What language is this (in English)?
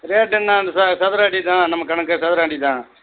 Tamil